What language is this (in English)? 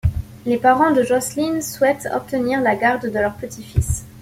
French